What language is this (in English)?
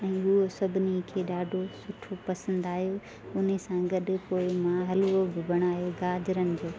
Sindhi